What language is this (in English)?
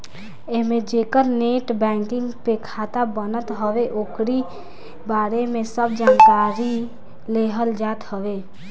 Bhojpuri